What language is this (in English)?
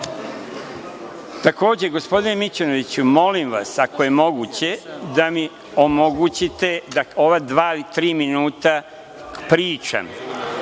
Serbian